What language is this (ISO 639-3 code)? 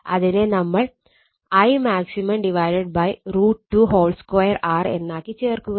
mal